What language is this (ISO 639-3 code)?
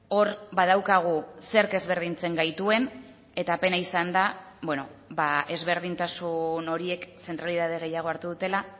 eus